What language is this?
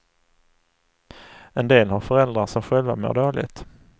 Swedish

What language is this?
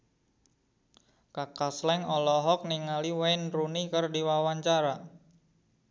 Sundanese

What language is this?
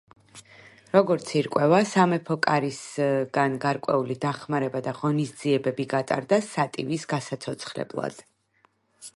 Georgian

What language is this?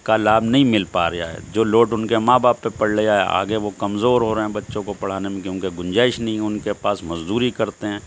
Urdu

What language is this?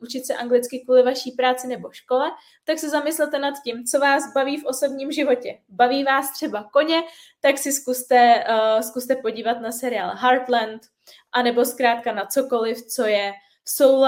Czech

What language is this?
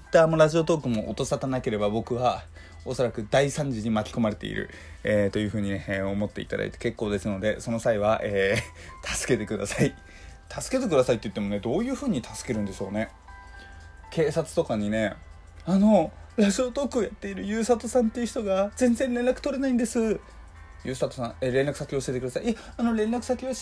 Japanese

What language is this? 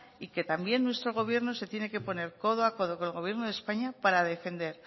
Spanish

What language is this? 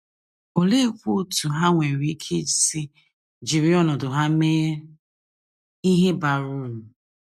Igbo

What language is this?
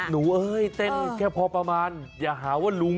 Thai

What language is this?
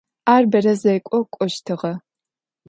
Adyghe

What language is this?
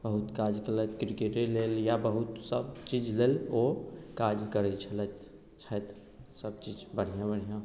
Maithili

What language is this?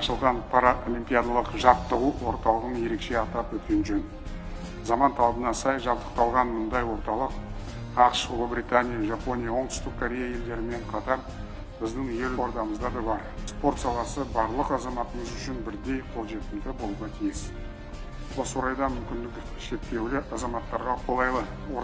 Russian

